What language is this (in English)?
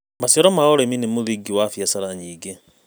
Kikuyu